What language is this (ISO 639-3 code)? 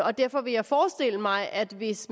dan